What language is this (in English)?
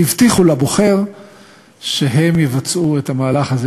Hebrew